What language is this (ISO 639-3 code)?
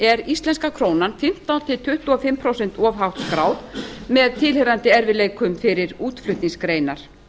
isl